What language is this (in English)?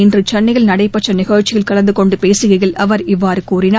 Tamil